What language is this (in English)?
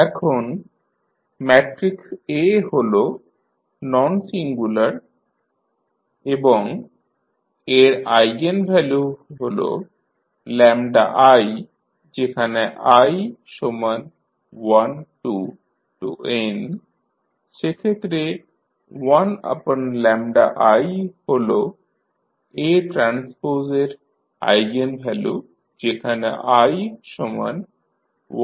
Bangla